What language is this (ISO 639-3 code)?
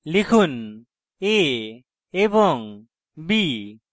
ben